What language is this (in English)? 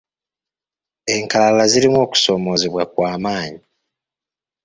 Ganda